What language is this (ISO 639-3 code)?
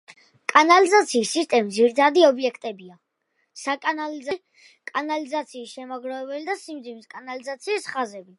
kat